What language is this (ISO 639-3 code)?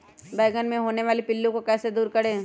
mag